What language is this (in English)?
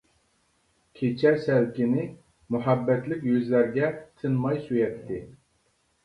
Uyghur